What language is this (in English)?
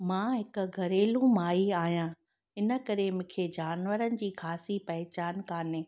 Sindhi